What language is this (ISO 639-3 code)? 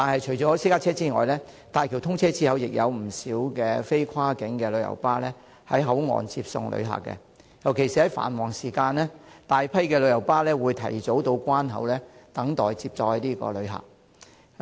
yue